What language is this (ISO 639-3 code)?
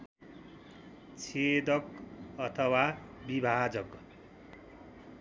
nep